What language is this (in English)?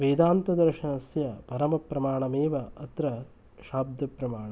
Sanskrit